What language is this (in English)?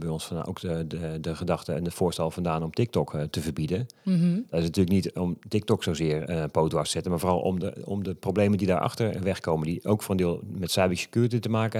Dutch